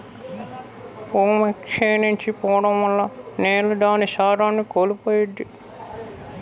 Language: Telugu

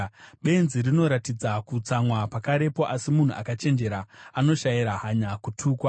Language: Shona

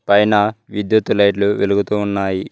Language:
Telugu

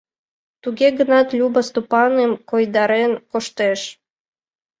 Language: Mari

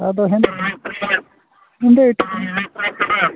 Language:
Santali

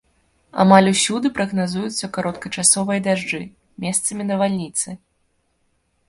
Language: Belarusian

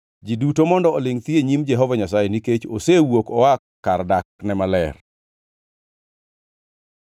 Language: Luo (Kenya and Tanzania)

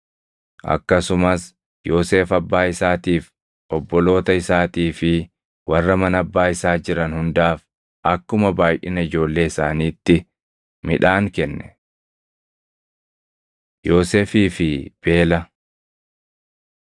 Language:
Oromo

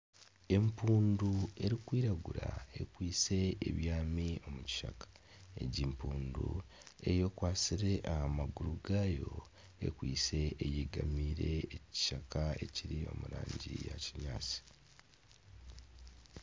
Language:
Nyankole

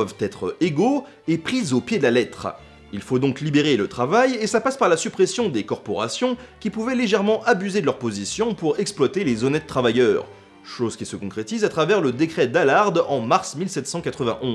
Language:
French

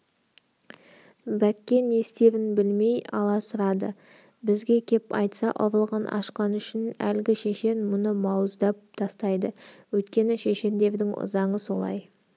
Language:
Kazakh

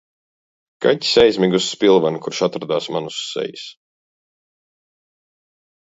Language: Latvian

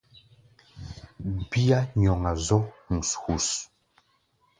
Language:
Gbaya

